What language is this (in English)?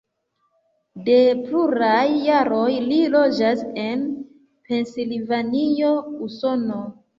Esperanto